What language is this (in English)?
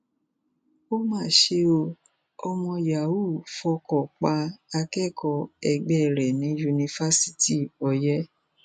Yoruba